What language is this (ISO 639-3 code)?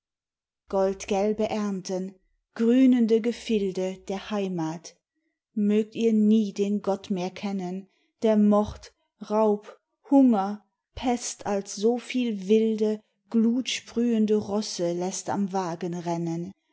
deu